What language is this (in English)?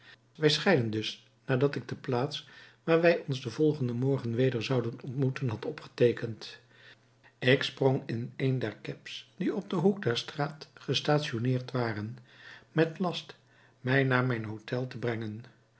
Dutch